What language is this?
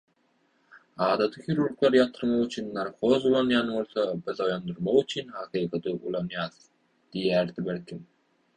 Turkmen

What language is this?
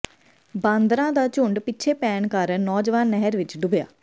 Punjabi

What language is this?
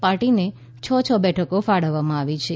Gujarati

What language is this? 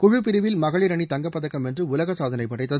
Tamil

